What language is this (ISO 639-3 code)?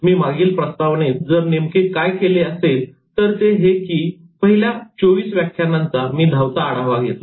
mar